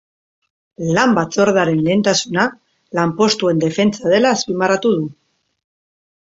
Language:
Basque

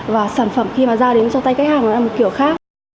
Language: Vietnamese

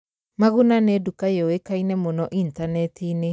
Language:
Kikuyu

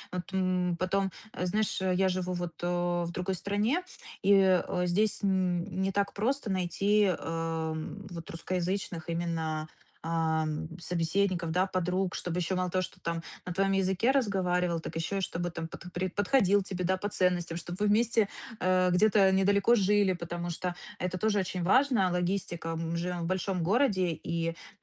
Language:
Russian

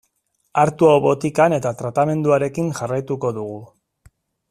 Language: Basque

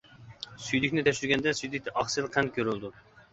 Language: Uyghur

